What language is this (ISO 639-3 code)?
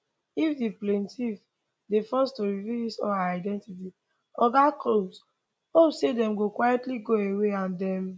pcm